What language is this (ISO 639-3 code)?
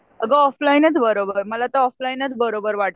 mar